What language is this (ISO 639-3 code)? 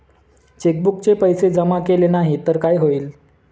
mar